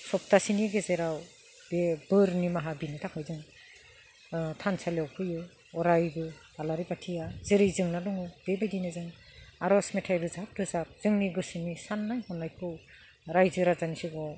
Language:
Bodo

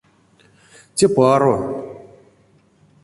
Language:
Erzya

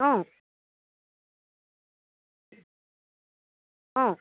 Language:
Assamese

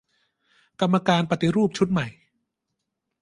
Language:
Thai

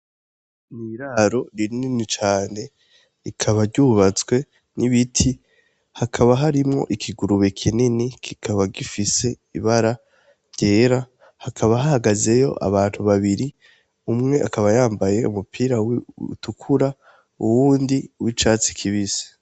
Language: Rundi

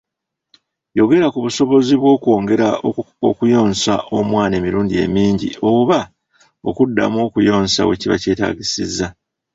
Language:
Ganda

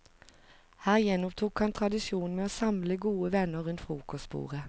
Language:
Norwegian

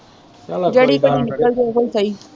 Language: Punjabi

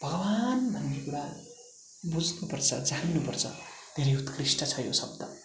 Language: Nepali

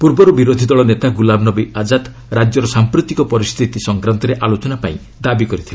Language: Odia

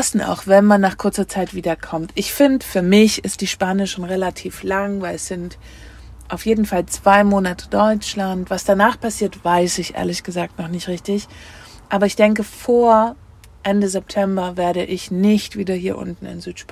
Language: German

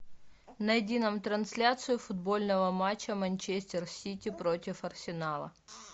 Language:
Russian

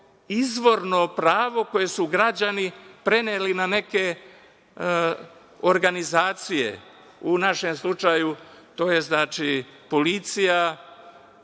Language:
Serbian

